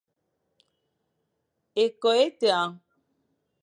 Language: Fang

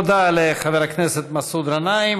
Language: Hebrew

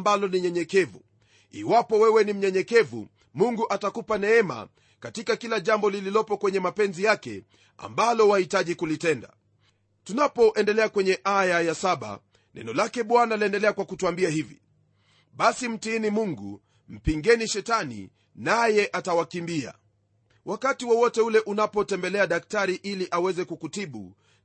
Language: Swahili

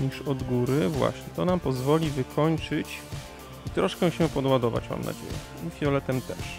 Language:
Polish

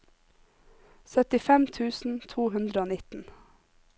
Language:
Norwegian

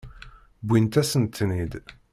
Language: Kabyle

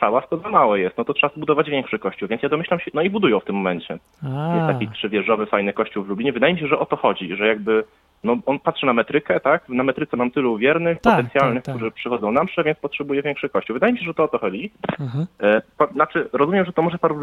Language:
Polish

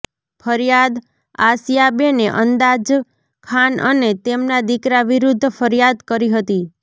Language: Gujarati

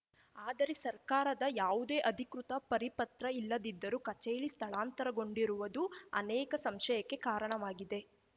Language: Kannada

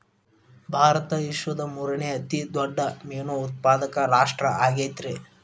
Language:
Kannada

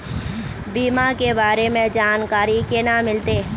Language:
Magahi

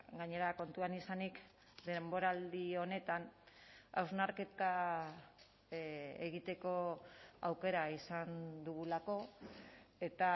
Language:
Basque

